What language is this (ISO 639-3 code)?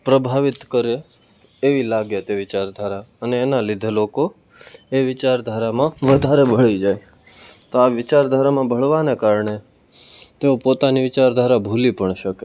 guj